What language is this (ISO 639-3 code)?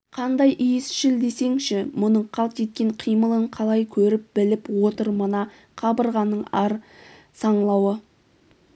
kaz